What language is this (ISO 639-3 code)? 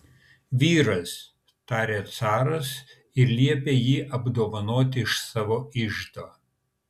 lit